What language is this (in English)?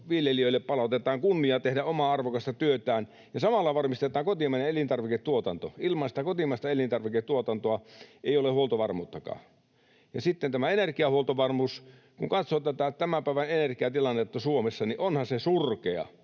Finnish